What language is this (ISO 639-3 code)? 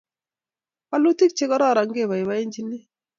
kln